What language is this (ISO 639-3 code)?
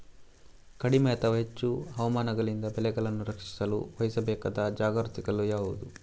kan